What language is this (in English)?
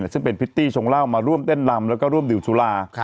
Thai